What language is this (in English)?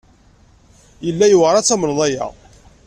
Kabyle